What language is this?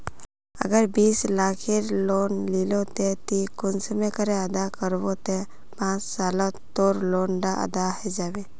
Magahi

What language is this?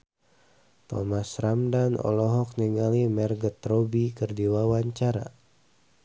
Sundanese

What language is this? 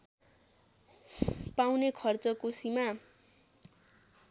Nepali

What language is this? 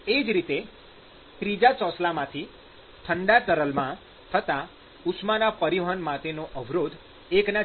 Gujarati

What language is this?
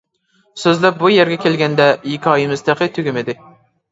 Uyghur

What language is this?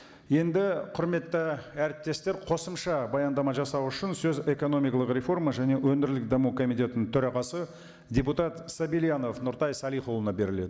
Kazakh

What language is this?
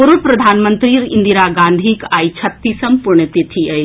Maithili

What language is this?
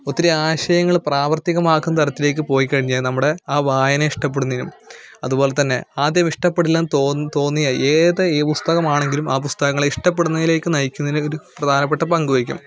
Malayalam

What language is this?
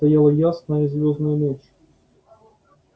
Russian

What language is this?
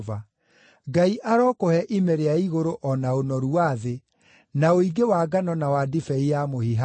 Kikuyu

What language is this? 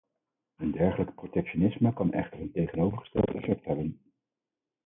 Dutch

